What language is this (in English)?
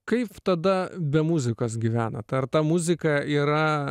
Lithuanian